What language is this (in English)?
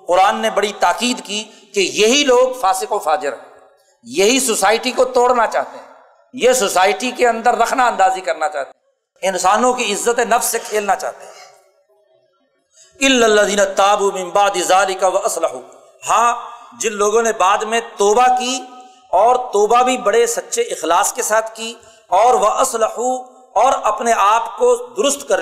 Urdu